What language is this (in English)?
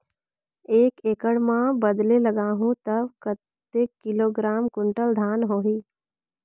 Chhattisgarhi